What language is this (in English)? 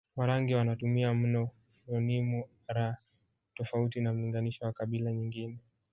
Swahili